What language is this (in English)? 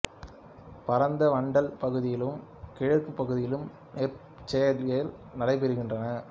Tamil